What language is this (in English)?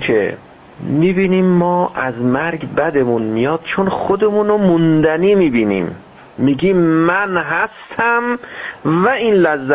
Persian